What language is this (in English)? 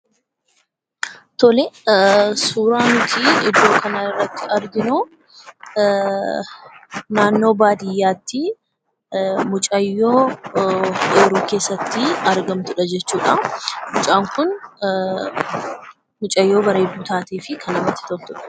Oromo